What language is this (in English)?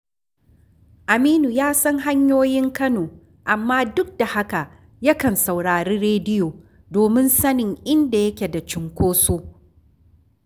Hausa